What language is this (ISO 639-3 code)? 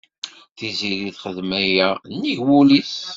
kab